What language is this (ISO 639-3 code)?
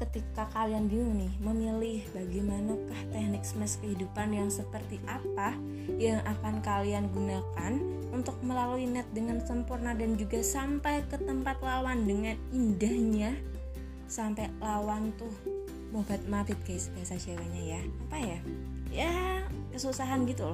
ind